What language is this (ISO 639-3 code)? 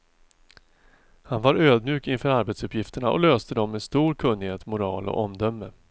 swe